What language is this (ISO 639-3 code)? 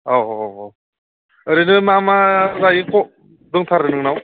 brx